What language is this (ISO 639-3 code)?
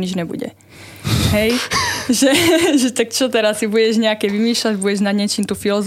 slk